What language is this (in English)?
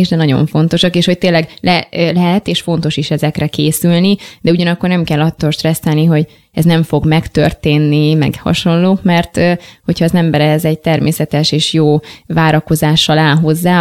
Hungarian